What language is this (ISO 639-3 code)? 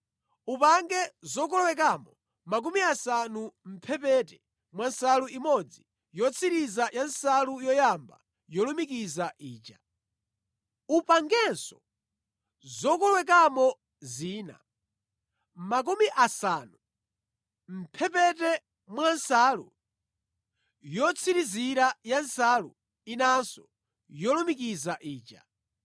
nya